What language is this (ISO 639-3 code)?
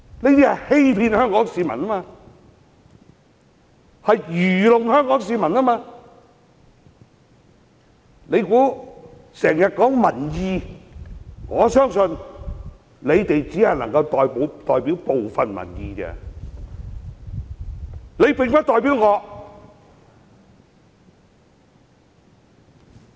yue